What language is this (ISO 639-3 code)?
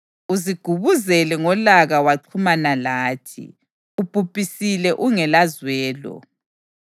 nde